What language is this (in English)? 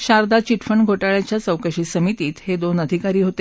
Marathi